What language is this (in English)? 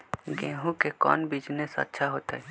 Magahi